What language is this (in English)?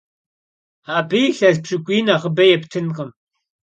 Kabardian